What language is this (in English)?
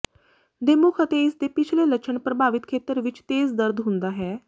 Punjabi